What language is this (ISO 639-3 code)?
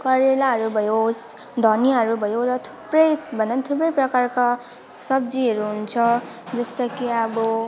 nep